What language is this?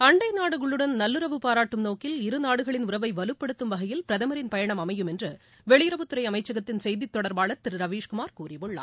Tamil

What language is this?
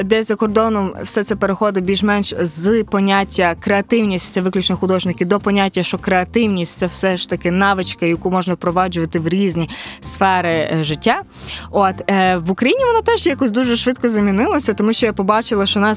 Ukrainian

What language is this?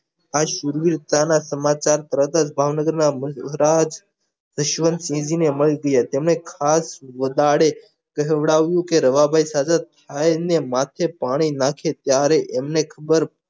Gujarati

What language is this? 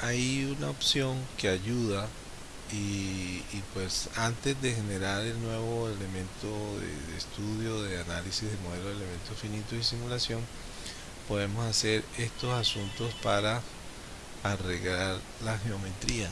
Spanish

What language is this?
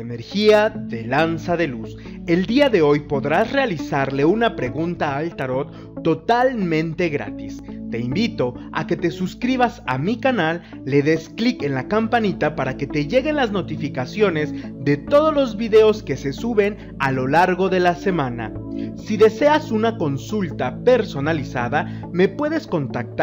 Spanish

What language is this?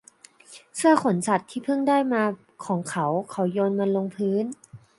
Thai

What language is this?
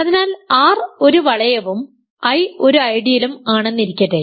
Malayalam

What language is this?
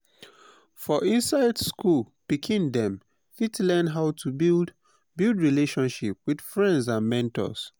Nigerian Pidgin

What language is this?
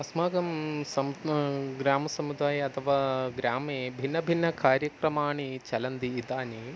Sanskrit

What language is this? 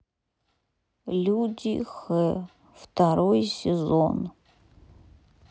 Russian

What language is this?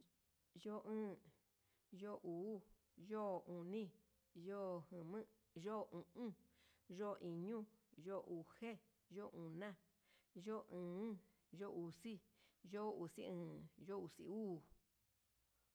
Huitepec Mixtec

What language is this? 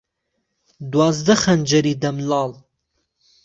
Central Kurdish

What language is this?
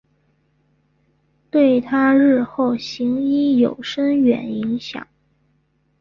Chinese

